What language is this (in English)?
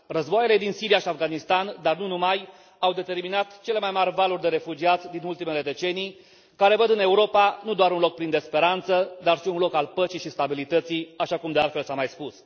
Romanian